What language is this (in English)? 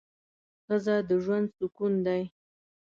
Pashto